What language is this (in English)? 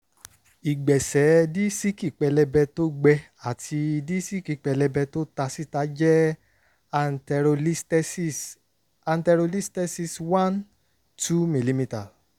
Yoruba